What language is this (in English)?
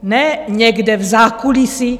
Czech